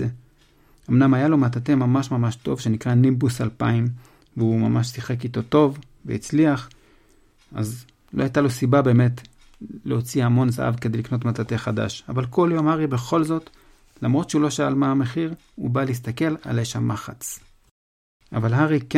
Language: Hebrew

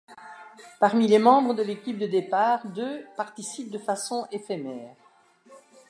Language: French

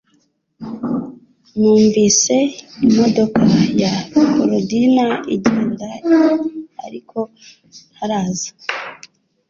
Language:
Kinyarwanda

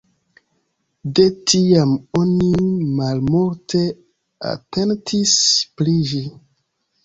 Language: Esperanto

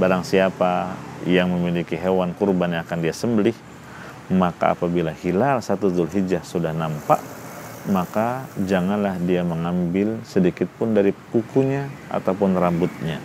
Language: Indonesian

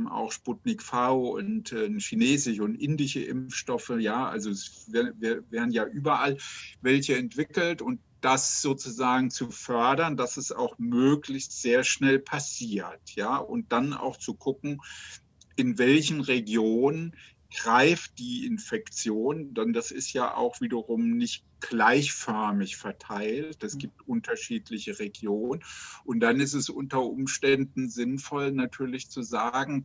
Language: German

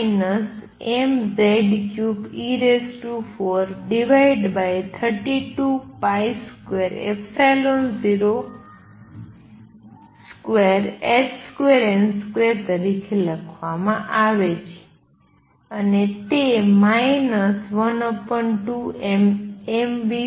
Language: Gujarati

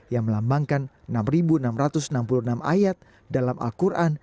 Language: Indonesian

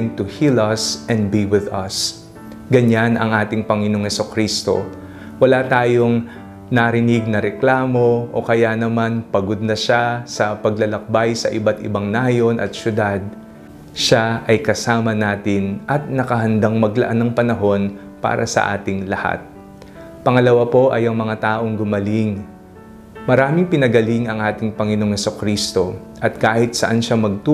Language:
Filipino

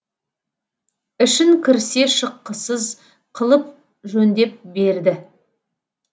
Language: Kazakh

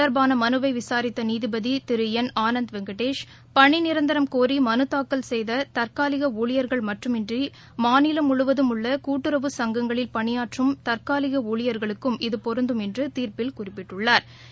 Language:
Tamil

